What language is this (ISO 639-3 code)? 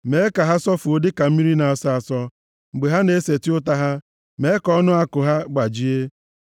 ibo